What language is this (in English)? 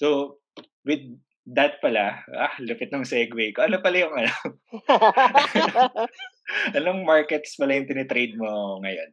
Filipino